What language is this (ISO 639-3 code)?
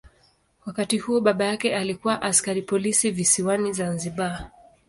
swa